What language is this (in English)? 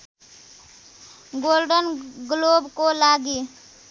Nepali